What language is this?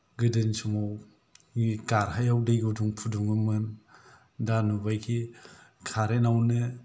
Bodo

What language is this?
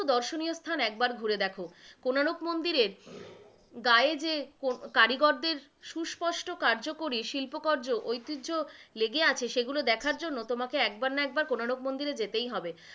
Bangla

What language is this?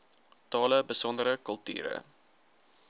Afrikaans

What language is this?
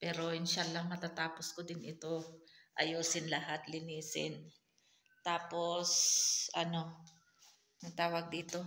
Filipino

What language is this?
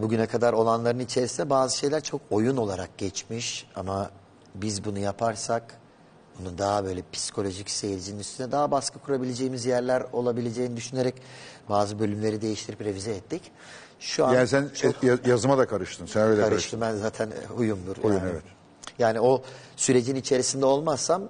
Turkish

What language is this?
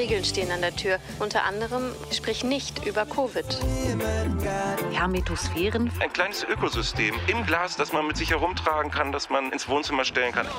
German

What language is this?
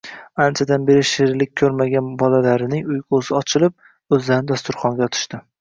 Uzbek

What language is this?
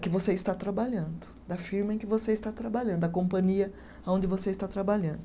Portuguese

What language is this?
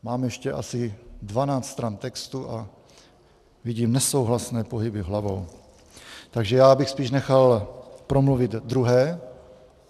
Czech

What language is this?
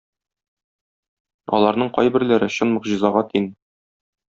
Tatar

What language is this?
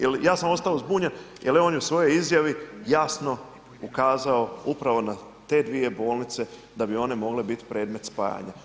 Croatian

